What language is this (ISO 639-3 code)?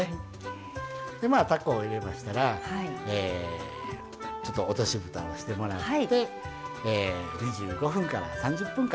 jpn